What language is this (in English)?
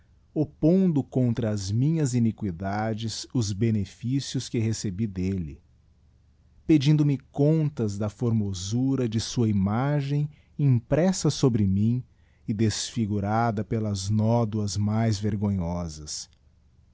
Portuguese